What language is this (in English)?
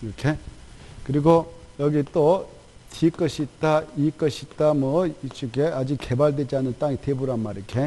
Korean